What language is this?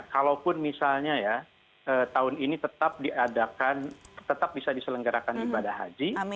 Indonesian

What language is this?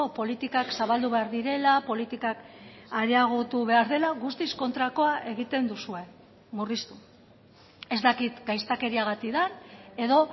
Basque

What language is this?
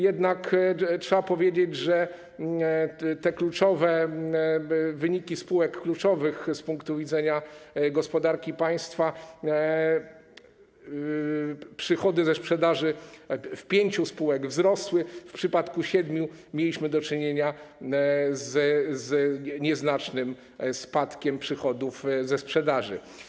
Polish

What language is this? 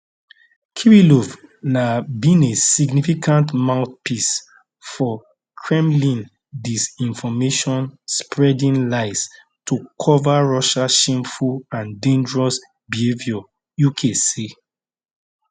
Nigerian Pidgin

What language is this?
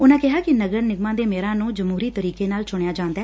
Punjabi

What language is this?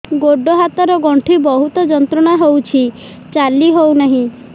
Odia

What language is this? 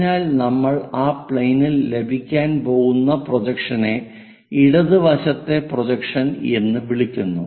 Malayalam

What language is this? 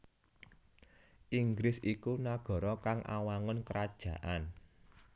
Javanese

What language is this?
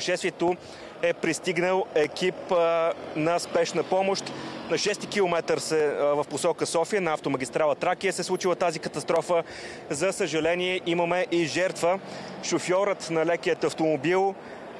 Bulgarian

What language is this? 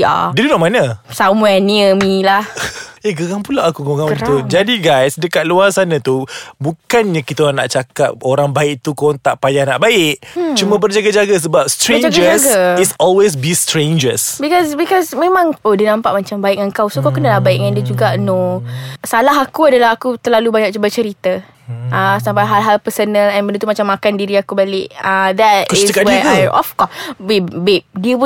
Malay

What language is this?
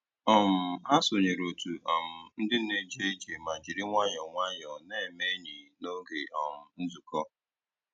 Igbo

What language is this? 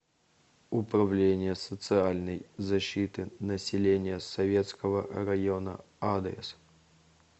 Russian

